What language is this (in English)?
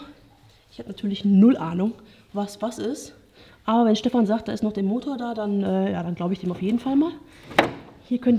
German